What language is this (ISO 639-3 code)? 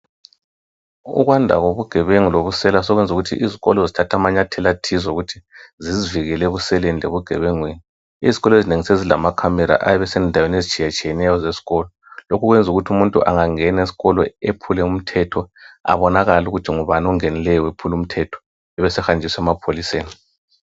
nde